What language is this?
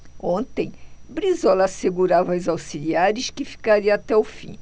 Portuguese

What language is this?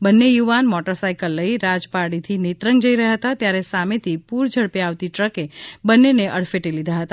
Gujarati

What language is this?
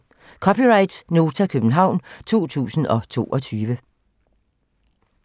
Danish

